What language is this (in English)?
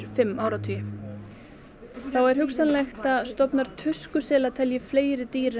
Icelandic